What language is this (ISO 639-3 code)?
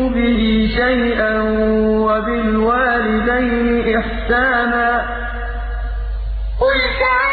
ara